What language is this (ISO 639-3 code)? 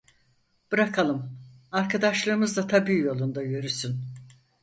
tur